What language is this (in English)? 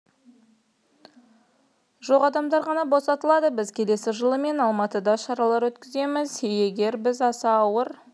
Kazakh